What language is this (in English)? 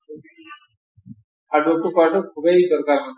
Assamese